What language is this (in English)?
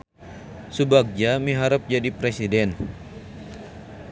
Sundanese